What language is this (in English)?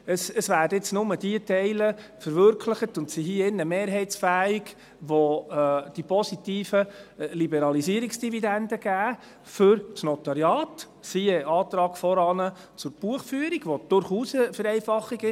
Swiss German